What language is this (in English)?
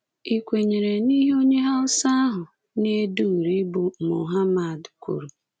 Igbo